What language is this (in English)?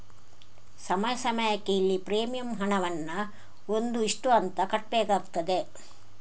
Kannada